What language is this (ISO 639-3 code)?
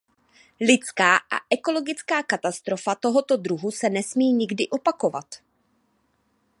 ces